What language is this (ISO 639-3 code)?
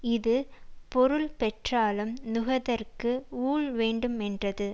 tam